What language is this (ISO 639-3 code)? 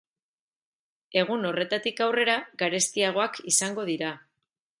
eus